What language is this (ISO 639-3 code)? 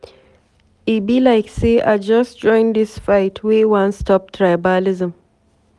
pcm